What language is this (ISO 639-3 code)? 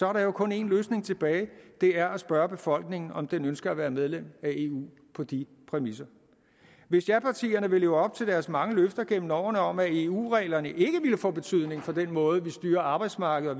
dan